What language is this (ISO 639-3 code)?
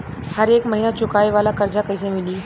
bho